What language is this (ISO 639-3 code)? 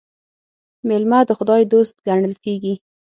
pus